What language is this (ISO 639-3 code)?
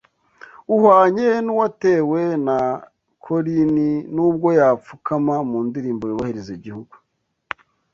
kin